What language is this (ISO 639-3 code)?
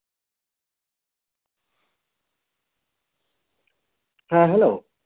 sat